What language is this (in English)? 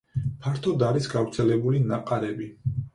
Georgian